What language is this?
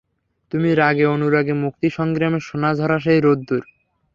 Bangla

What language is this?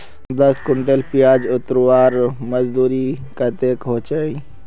Magahi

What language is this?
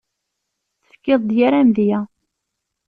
Kabyle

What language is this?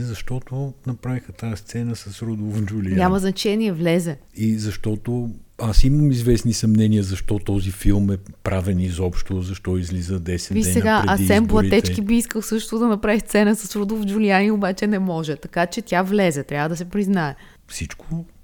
Bulgarian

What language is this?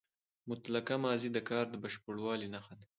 Pashto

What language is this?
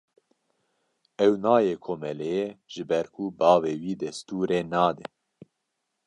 Kurdish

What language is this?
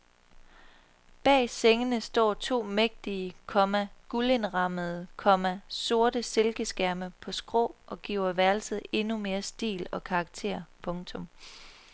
Danish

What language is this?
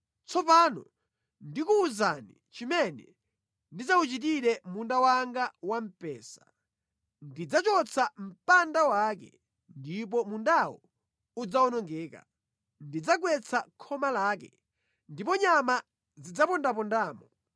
Nyanja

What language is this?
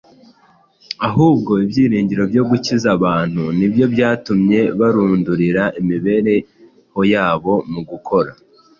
Kinyarwanda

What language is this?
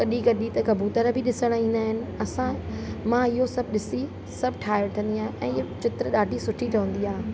Sindhi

